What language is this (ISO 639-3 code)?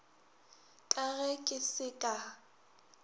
nso